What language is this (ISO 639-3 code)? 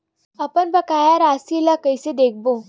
hne